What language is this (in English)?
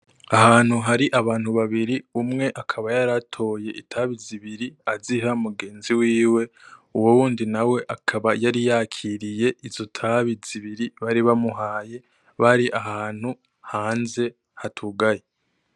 Rundi